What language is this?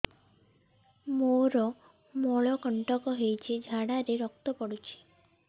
Odia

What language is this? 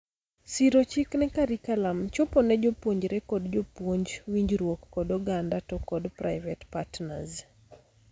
Luo (Kenya and Tanzania)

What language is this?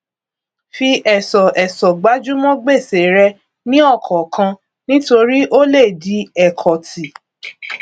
Yoruba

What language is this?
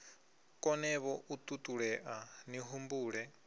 Venda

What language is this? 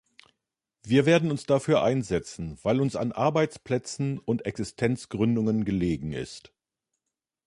German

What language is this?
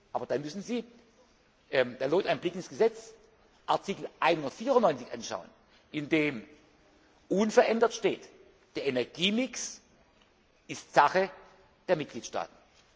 German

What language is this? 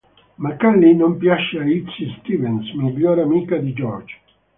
Italian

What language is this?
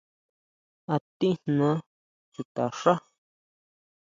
Huautla Mazatec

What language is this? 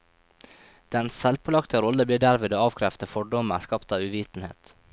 Norwegian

